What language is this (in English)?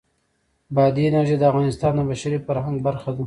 Pashto